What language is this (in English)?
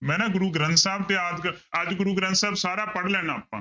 Punjabi